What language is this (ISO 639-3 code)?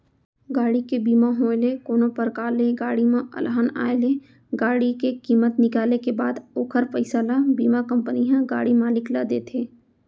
hne